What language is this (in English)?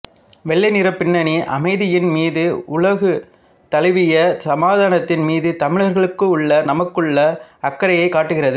Tamil